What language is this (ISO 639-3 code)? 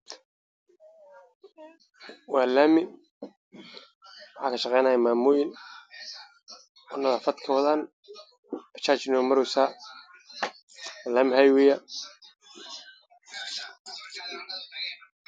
som